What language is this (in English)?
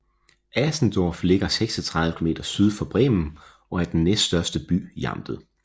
Danish